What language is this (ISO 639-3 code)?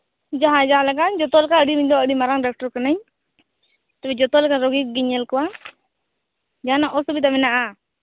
sat